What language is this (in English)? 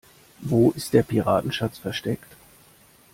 German